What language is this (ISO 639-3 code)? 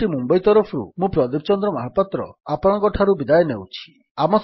ori